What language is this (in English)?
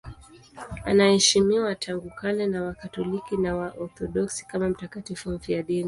Swahili